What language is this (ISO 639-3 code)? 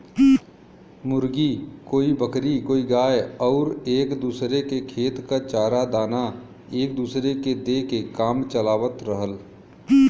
bho